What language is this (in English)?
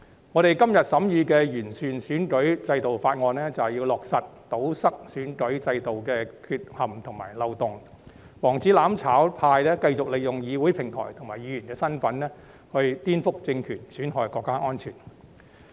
Cantonese